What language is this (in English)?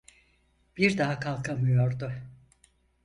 Turkish